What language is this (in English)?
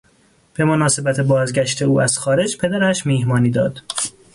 Persian